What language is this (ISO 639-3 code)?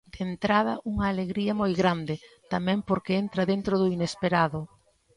glg